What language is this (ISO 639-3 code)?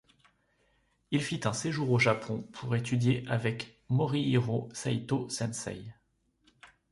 fra